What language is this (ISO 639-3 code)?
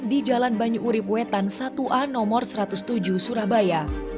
ind